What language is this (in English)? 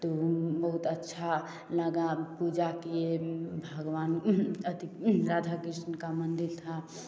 Hindi